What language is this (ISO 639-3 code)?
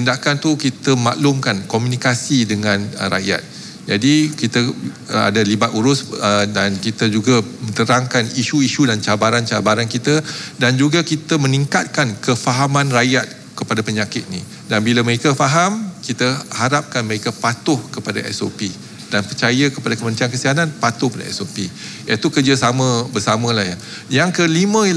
msa